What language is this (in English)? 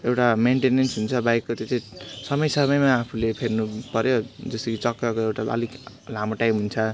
Nepali